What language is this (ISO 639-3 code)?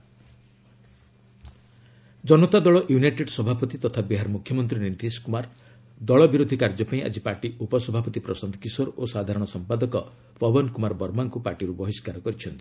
ori